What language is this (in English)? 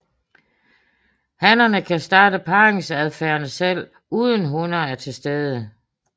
Danish